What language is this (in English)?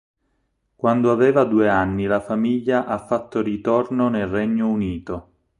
Italian